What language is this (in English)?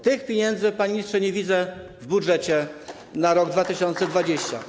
Polish